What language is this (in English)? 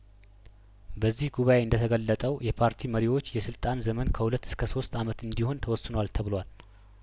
Amharic